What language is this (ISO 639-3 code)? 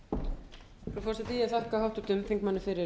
isl